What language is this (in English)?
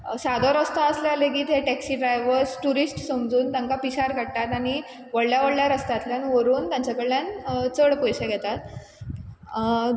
Konkani